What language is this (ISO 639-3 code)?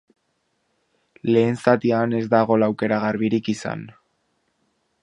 eus